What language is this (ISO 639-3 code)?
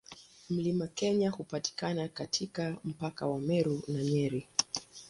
swa